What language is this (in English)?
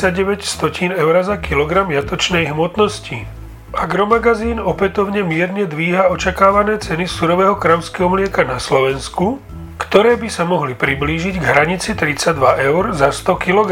Slovak